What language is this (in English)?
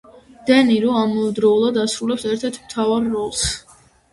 Georgian